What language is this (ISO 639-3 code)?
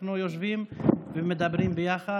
heb